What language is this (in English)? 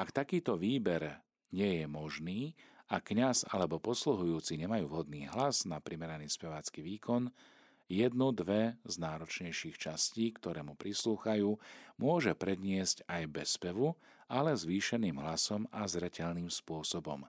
Slovak